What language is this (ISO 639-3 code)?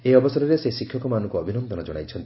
ori